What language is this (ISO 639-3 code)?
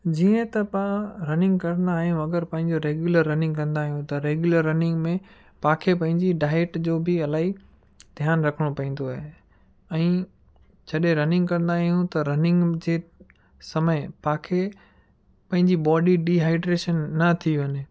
snd